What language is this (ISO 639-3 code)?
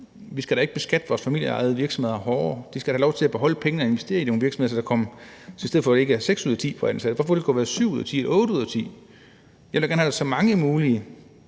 dan